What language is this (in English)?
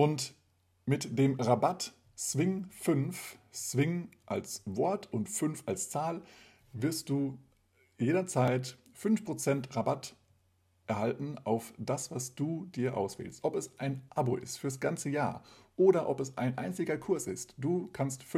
German